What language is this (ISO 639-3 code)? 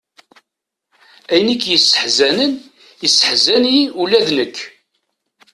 kab